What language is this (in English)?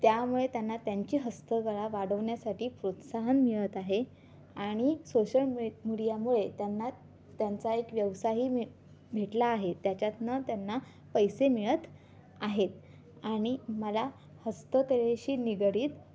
Marathi